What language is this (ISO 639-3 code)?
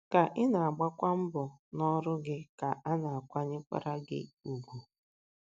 ibo